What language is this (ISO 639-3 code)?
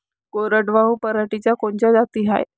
mar